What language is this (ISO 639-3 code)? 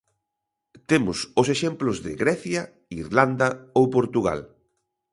glg